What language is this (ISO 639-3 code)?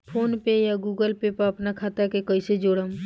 bho